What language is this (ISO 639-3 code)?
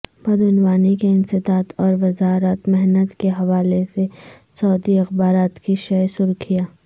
urd